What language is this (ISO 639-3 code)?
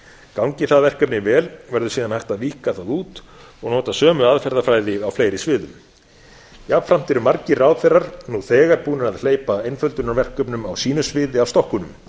isl